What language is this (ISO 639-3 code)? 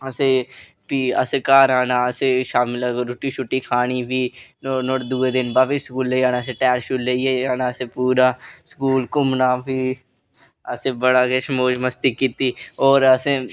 doi